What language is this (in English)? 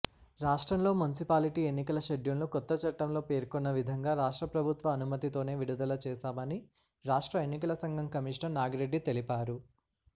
Telugu